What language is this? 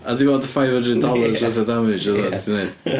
Welsh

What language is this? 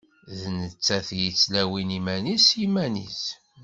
Kabyle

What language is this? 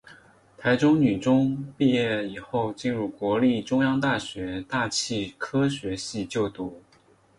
Chinese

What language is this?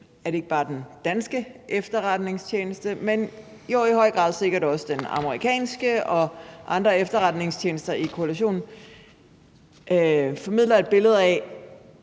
Danish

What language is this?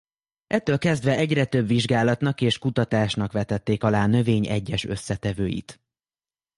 Hungarian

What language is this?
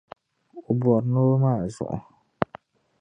Dagbani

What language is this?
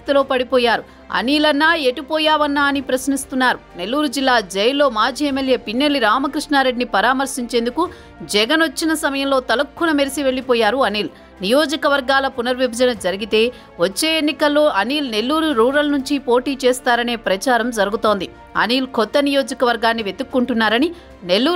Telugu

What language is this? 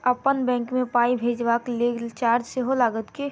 Maithili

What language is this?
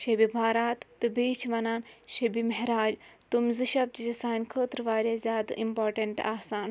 Kashmiri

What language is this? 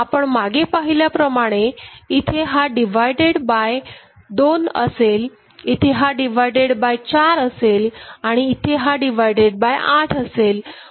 Marathi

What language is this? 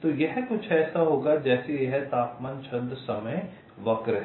Hindi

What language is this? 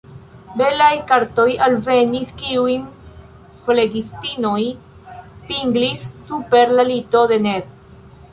Esperanto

